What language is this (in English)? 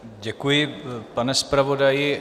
Czech